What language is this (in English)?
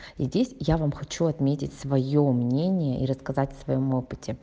Russian